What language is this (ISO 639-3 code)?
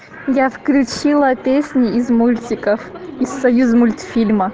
rus